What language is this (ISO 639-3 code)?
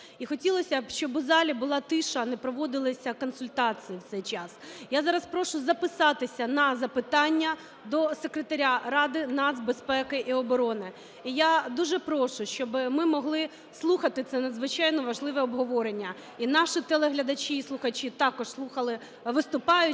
ukr